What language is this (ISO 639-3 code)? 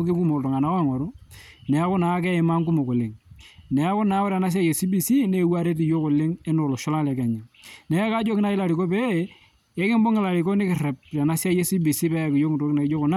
mas